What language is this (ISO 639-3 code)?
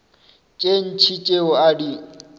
nso